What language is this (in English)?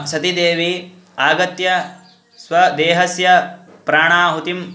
Sanskrit